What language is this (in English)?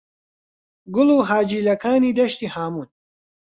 Central Kurdish